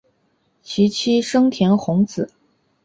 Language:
Chinese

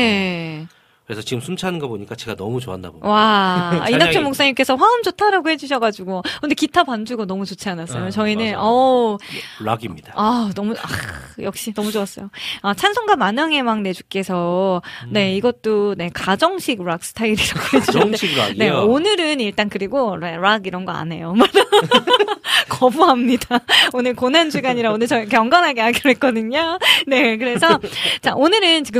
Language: Korean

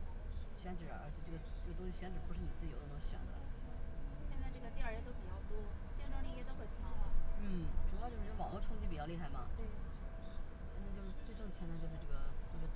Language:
Chinese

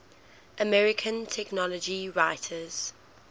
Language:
English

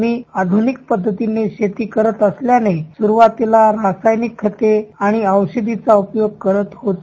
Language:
Marathi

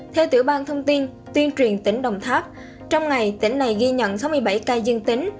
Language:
Vietnamese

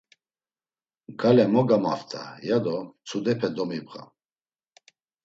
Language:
Laz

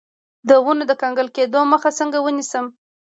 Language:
Pashto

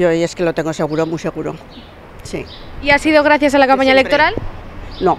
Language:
Spanish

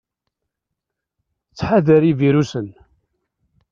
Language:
Kabyle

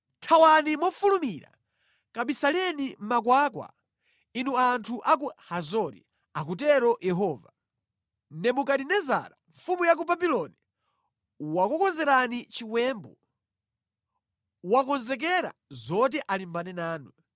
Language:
Nyanja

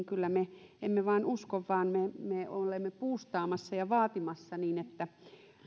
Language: Finnish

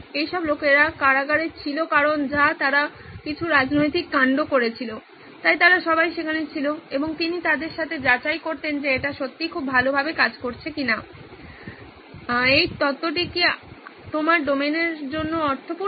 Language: Bangla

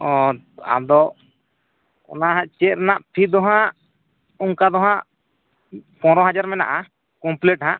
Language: Santali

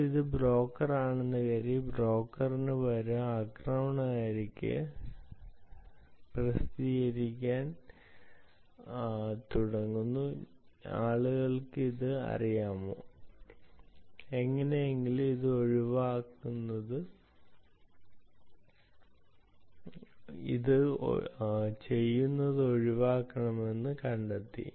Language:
Malayalam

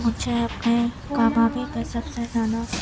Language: Urdu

